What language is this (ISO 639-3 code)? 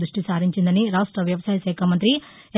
tel